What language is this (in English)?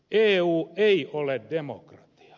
Finnish